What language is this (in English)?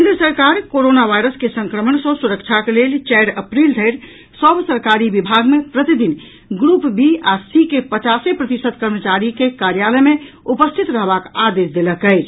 Maithili